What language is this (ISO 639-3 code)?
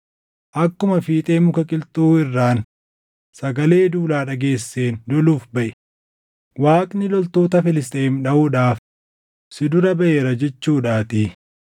orm